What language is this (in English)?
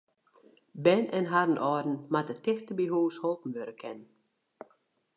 Western Frisian